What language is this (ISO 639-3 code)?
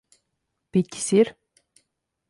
lav